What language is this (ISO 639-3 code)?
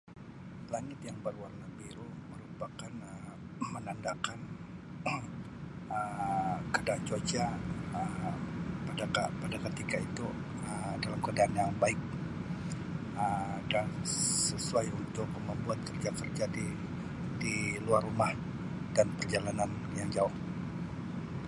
msi